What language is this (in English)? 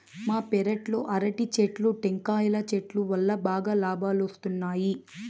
Telugu